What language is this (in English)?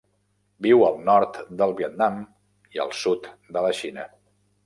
Catalan